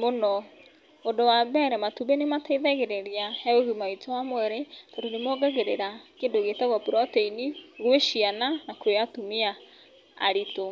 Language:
Kikuyu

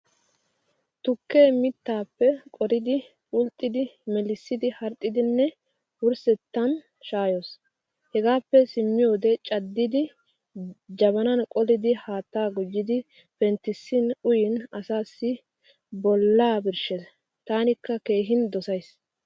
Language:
Wolaytta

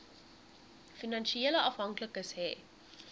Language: Afrikaans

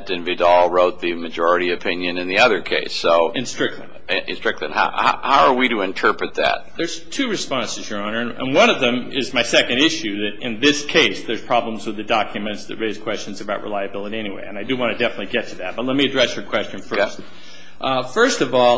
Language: English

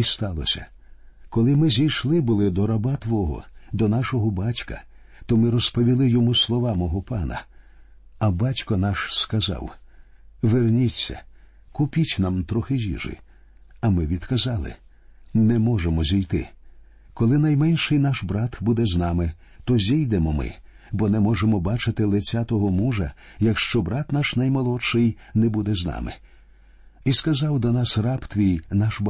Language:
Ukrainian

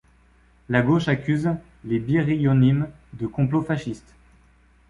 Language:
French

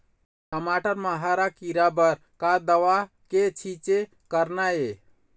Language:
Chhattisgarhi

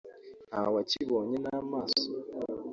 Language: Kinyarwanda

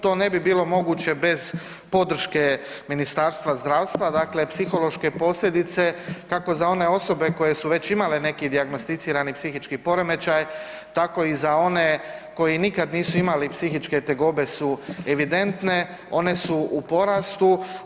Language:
Croatian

